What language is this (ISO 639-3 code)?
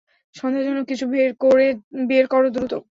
ben